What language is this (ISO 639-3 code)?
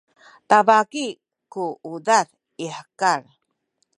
szy